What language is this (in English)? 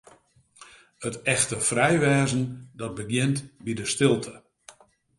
Western Frisian